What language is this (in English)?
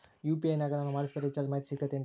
Kannada